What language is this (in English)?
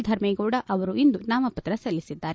Kannada